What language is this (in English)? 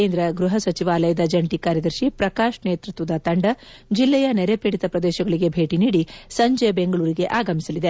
Kannada